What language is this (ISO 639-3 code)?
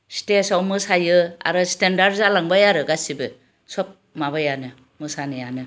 brx